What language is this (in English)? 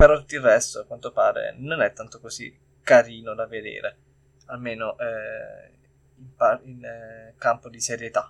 Italian